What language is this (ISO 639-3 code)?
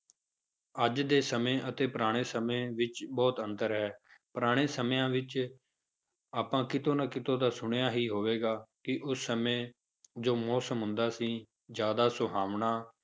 pan